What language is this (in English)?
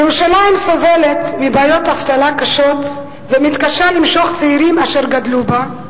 Hebrew